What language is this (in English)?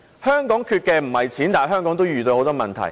Cantonese